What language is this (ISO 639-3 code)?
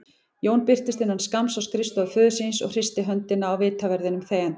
isl